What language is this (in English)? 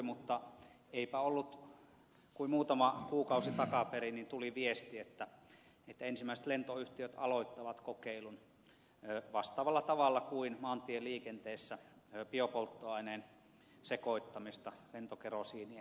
Finnish